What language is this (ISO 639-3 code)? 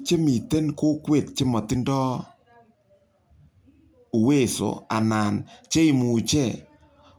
kln